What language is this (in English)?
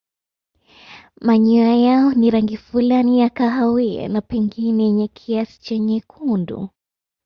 Swahili